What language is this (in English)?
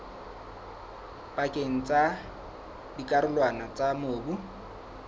Southern Sotho